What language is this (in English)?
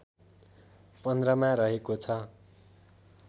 Nepali